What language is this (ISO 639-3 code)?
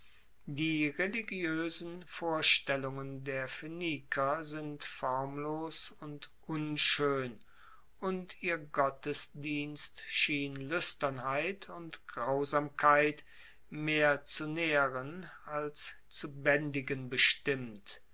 deu